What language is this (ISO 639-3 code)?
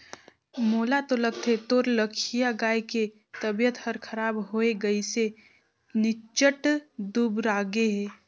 hne